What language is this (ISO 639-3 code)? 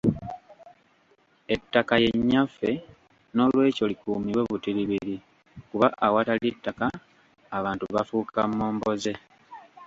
lug